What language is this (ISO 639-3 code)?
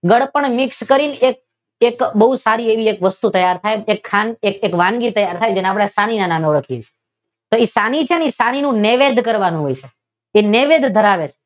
guj